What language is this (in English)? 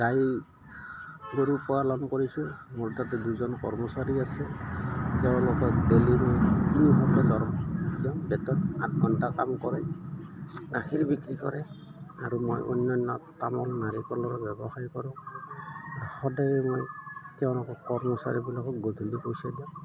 Assamese